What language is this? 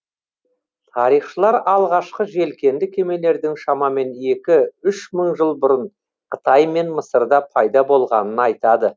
Kazakh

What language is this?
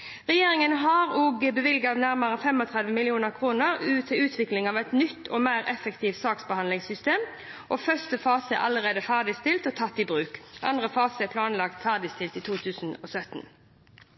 Norwegian Bokmål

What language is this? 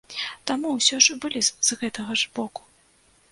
Belarusian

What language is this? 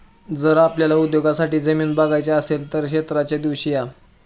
Marathi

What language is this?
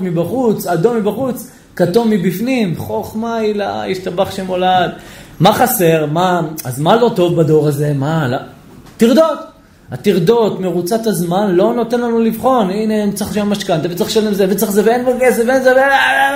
Hebrew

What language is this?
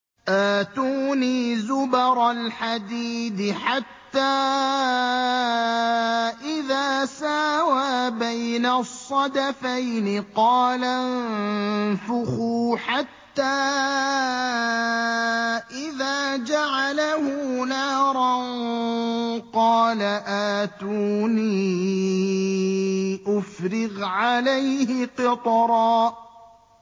Arabic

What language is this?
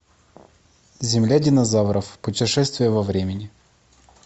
Russian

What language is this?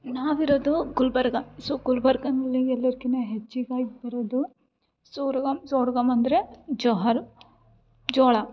Kannada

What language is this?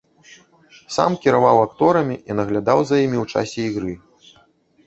Belarusian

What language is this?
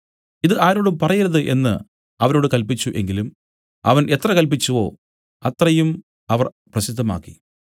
Malayalam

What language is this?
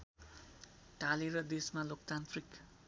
Nepali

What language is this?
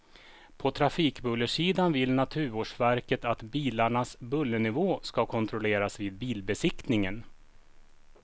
Swedish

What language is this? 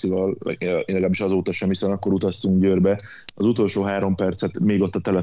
Hungarian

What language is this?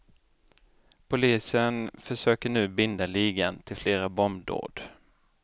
Swedish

